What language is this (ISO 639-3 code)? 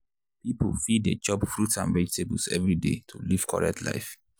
pcm